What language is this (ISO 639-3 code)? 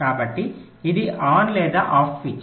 tel